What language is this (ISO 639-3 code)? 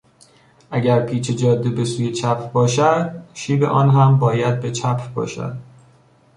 fas